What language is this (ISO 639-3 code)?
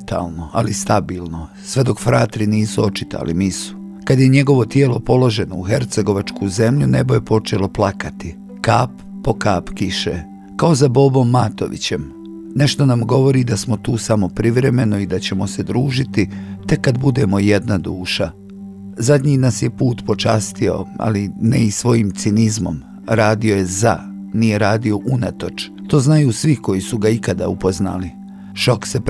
hrv